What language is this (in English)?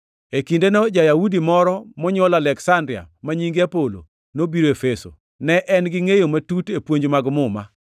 Luo (Kenya and Tanzania)